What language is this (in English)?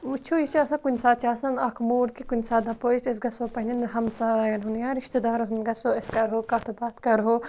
Kashmiri